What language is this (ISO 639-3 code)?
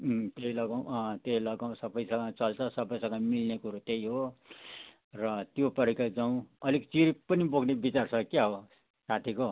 nep